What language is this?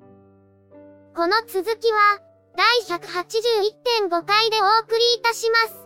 Japanese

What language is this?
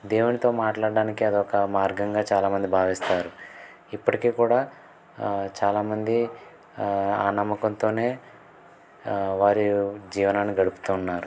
Telugu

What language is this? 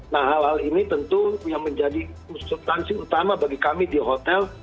Indonesian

